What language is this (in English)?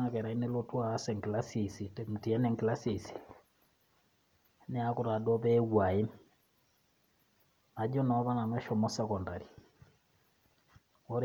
Masai